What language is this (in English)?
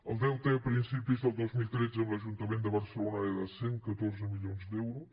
Catalan